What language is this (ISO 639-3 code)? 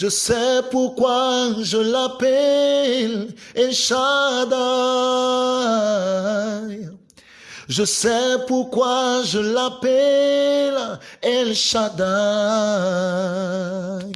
fra